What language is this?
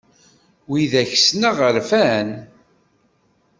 Kabyle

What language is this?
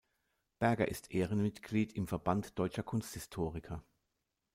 German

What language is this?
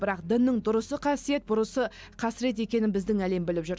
Kazakh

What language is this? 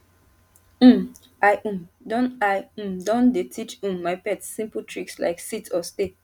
Nigerian Pidgin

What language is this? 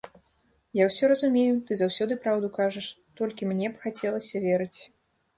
Belarusian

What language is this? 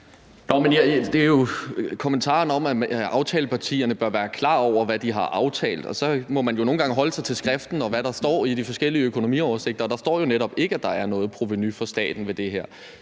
Danish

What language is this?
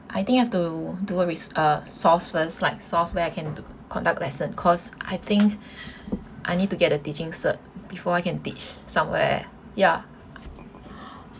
English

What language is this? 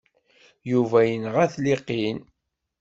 Kabyle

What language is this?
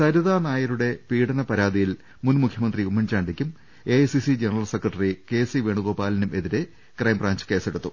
Malayalam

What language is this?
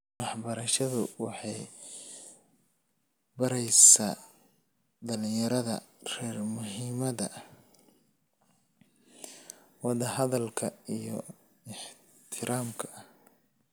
Somali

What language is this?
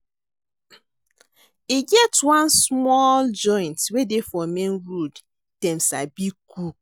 Nigerian Pidgin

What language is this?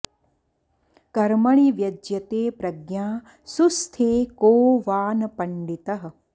Sanskrit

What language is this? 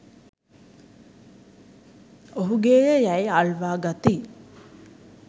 Sinhala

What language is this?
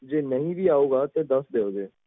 Punjabi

